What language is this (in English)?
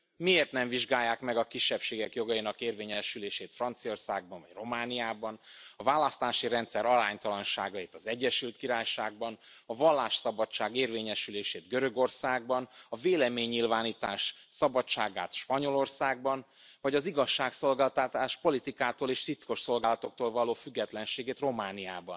Hungarian